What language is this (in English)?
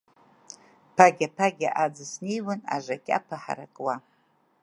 Abkhazian